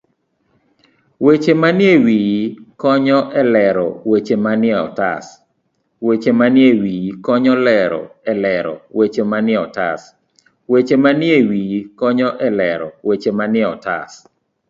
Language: Luo (Kenya and Tanzania)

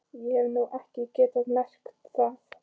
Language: Icelandic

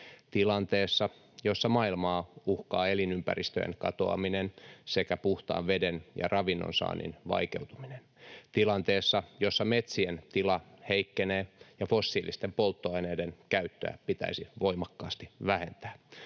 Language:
Finnish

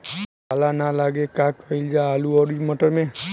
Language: Bhojpuri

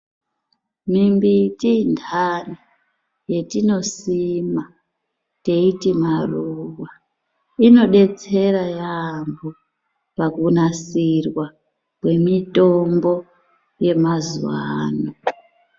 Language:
Ndau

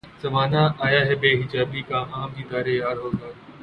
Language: Urdu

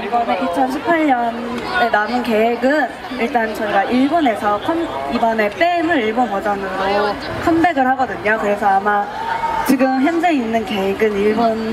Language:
Korean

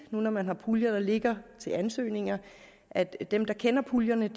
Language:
Danish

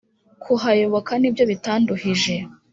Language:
Kinyarwanda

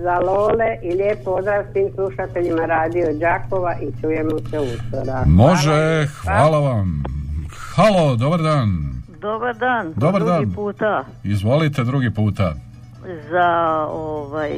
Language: Croatian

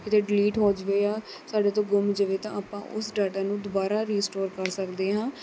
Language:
Punjabi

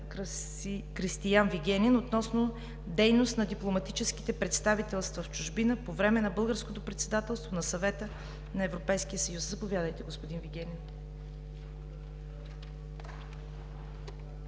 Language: Bulgarian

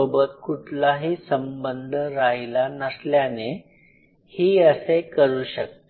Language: Marathi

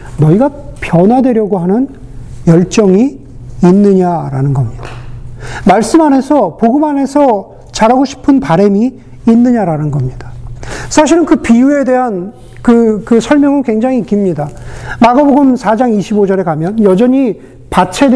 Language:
Korean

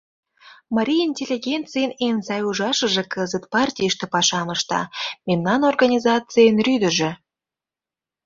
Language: Mari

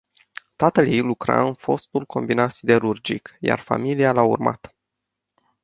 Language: Romanian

